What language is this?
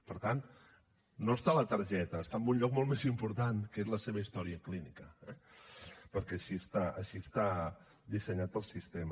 Catalan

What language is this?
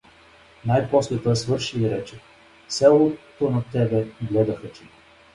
Bulgarian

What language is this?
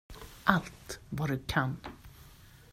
Swedish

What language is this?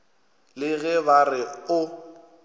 Northern Sotho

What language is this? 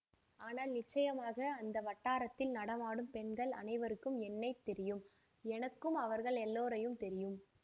Tamil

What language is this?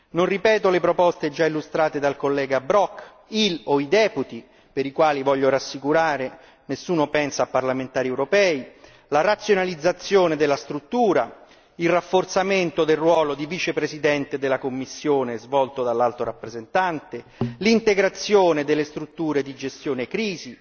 Italian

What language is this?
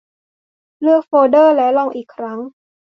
Thai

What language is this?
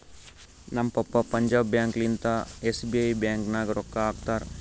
Kannada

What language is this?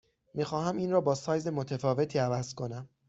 Persian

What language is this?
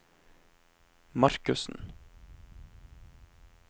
Norwegian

